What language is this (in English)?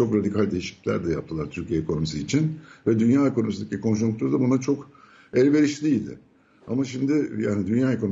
Turkish